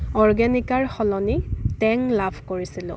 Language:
Assamese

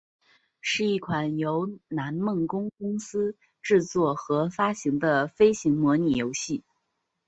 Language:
Chinese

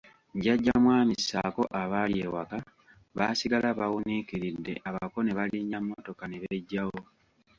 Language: Ganda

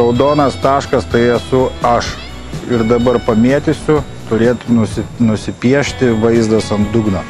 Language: Lithuanian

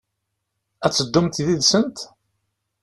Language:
Kabyle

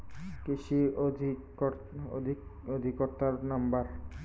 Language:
Bangla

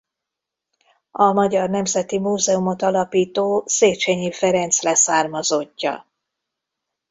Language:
Hungarian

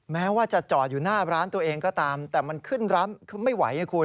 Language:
Thai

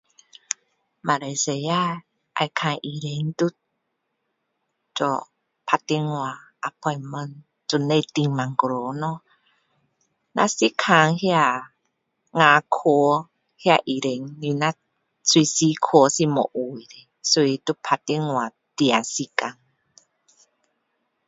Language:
Min Dong Chinese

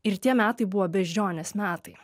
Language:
Lithuanian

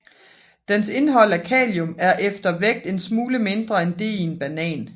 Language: Danish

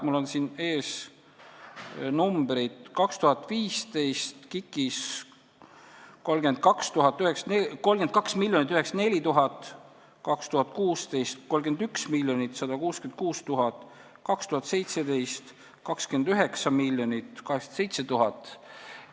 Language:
Estonian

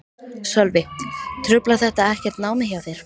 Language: Icelandic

